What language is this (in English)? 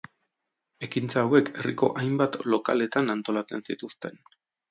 Basque